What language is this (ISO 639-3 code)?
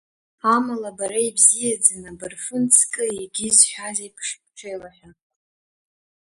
abk